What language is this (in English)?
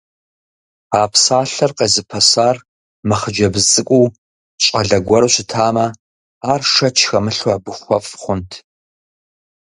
Kabardian